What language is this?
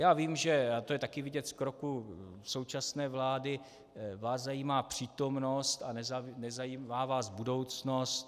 Czech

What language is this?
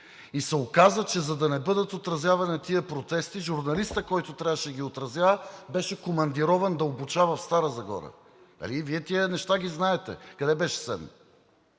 Bulgarian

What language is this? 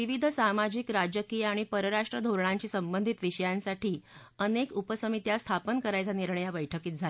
Marathi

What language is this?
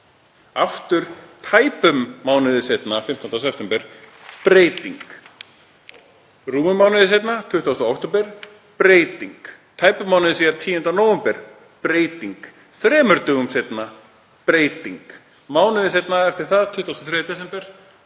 Icelandic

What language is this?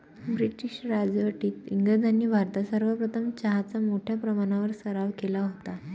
Marathi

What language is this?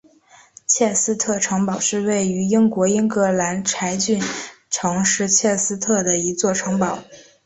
Chinese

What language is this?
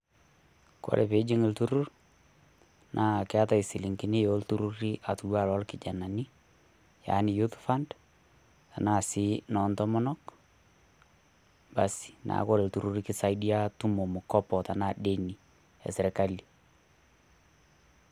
Masai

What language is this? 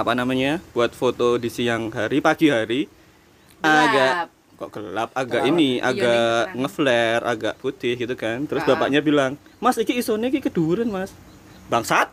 Indonesian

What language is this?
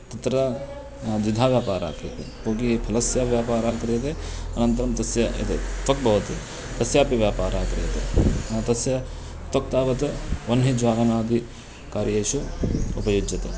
Sanskrit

